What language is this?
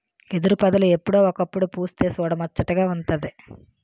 Telugu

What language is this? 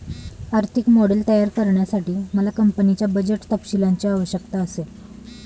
Marathi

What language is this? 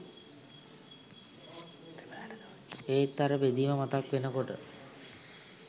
Sinhala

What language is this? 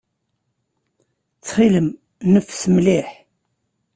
Kabyle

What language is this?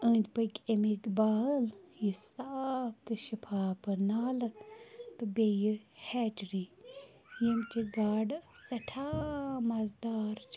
Kashmiri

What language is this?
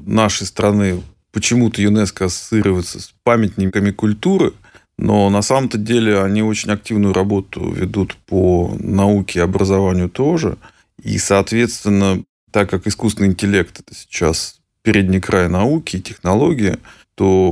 Russian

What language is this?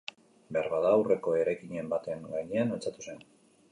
Basque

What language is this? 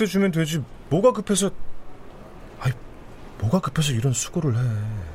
Korean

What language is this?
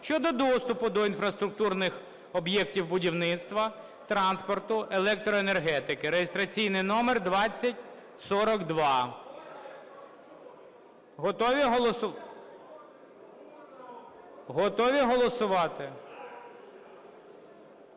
Ukrainian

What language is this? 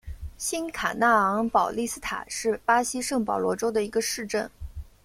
Chinese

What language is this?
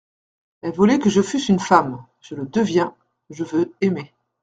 French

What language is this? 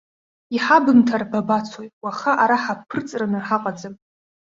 Abkhazian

